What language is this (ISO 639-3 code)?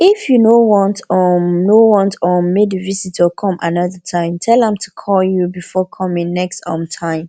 pcm